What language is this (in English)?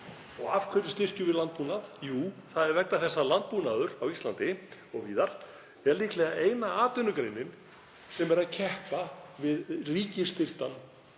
Icelandic